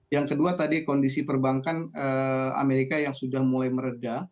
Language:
Indonesian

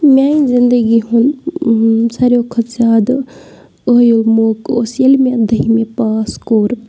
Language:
Kashmiri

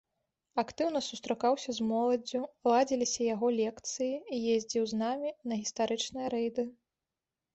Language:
Belarusian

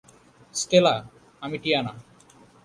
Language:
Bangla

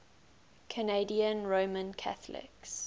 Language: English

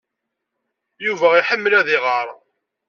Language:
Kabyle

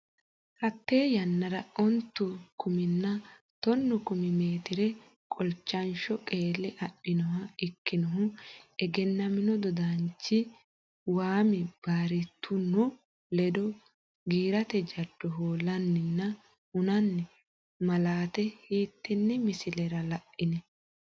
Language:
Sidamo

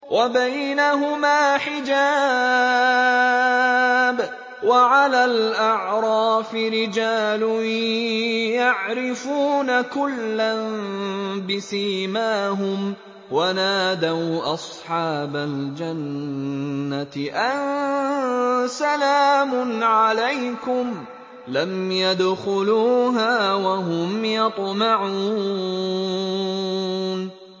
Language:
Arabic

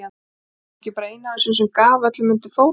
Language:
Icelandic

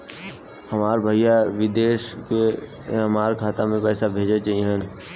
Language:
Bhojpuri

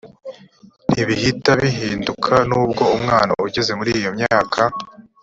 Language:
Kinyarwanda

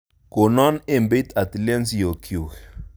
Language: Kalenjin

